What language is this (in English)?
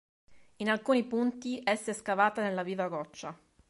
Italian